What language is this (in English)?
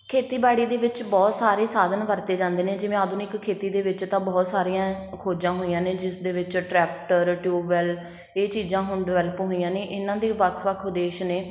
Punjabi